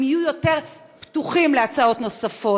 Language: Hebrew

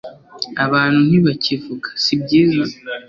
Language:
Kinyarwanda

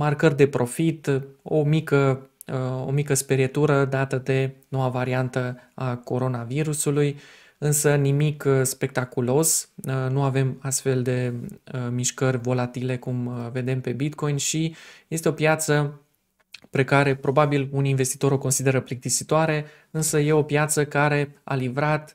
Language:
Romanian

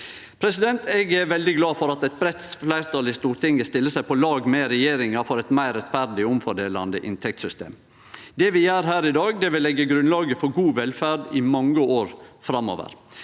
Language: Norwegian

